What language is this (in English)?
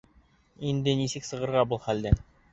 Bashkir